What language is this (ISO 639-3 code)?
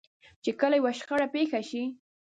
pus